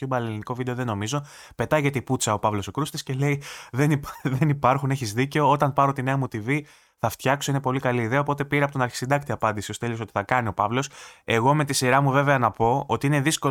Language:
Greek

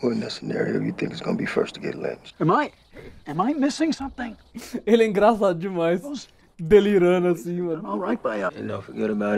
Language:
Portuguese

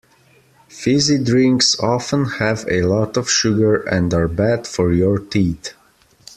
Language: English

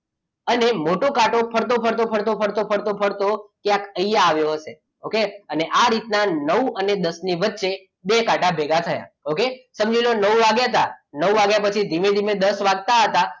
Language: Gujarati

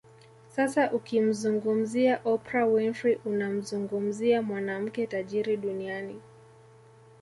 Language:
Swahili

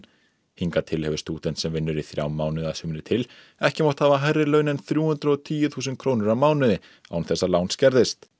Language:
Icelandic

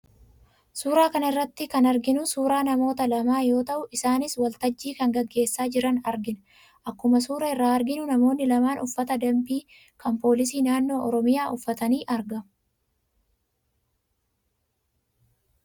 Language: Oromo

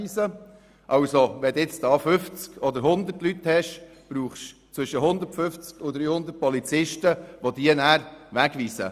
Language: Swiss German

